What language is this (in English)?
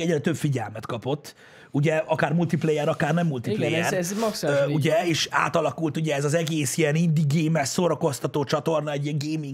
Hungarian